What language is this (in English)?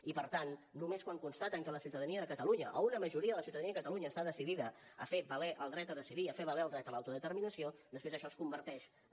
Catalan